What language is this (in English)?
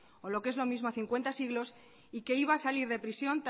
Spanish